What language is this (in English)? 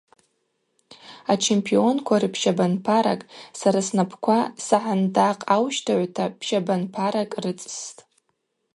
Abaza